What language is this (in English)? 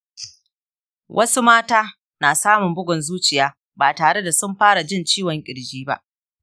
Hausa